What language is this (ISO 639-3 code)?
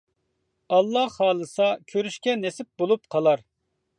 uig